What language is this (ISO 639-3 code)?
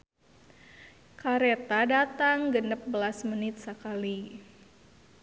sun